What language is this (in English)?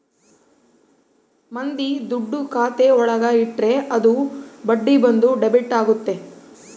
Kannada